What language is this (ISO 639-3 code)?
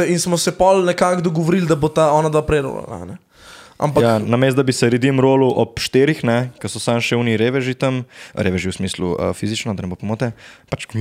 slk